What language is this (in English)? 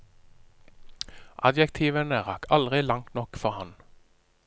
Norwegian